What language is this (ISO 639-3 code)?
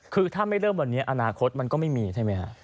tha